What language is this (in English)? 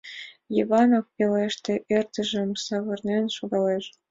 Mari